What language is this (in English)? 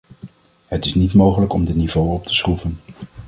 Dutch